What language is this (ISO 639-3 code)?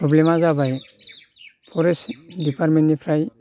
brx